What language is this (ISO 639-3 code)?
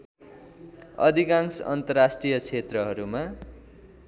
nep